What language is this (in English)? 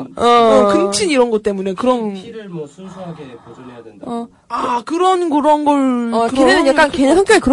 Korean